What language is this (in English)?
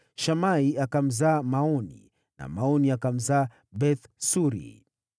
Swahili